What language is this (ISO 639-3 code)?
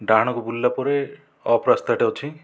ori